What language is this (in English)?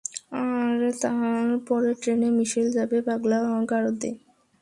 Bangla